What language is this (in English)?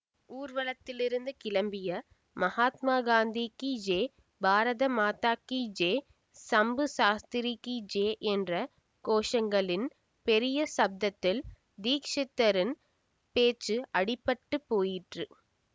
Tamil